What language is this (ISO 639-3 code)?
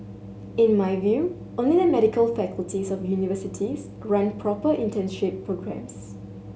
eng